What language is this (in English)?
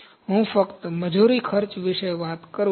Gujarati